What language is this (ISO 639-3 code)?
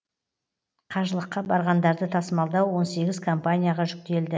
kaz